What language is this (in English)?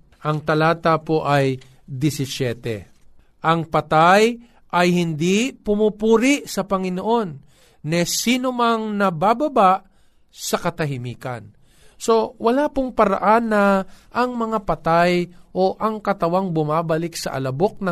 Filipino